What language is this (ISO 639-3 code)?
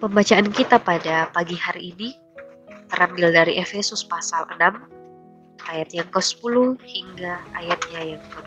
ind